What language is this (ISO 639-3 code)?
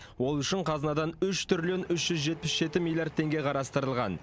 kaz